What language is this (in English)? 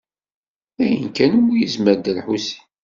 Kabyle